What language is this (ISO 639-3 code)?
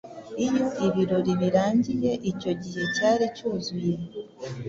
kin